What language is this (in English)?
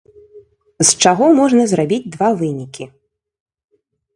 Belarusian